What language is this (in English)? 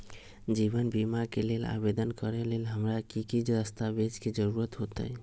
Magahi